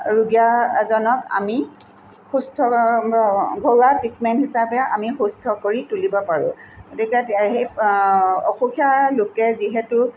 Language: Assamese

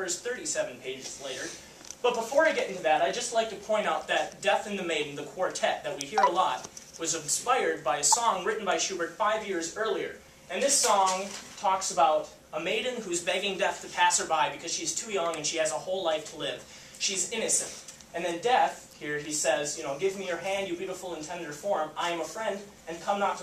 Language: English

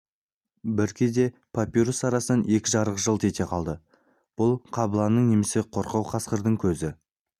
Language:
Kazakh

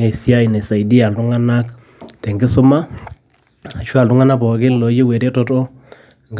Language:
Masai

